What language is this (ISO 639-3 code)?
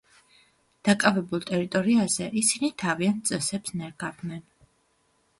kat